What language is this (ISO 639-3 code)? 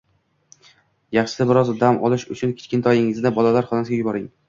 uzb